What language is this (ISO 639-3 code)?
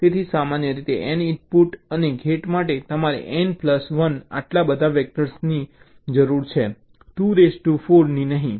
guj